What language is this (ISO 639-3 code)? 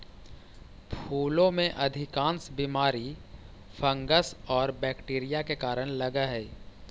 mag